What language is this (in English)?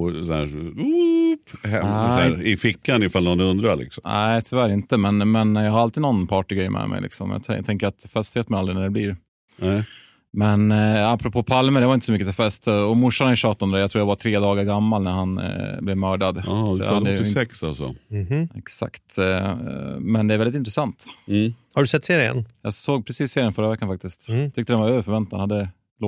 Swedish